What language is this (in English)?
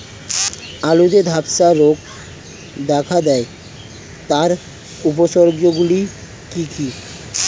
Bangla